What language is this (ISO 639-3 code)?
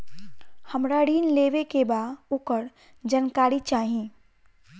bho